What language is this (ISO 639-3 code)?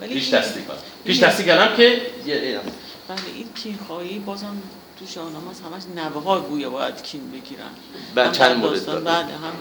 fas